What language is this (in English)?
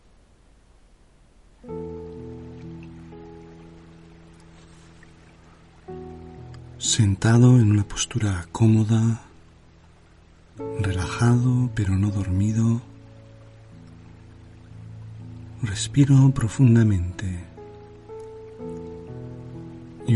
Spanish